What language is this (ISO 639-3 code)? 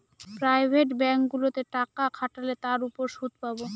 ben